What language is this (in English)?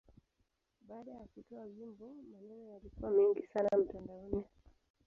Swahili